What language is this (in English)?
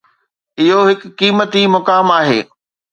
Sindhi